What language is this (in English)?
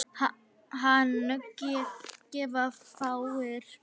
Icelandic